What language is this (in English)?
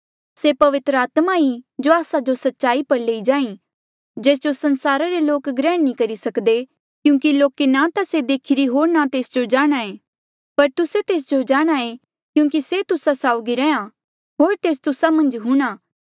Mandeali